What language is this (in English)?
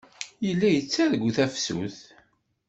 Kabyle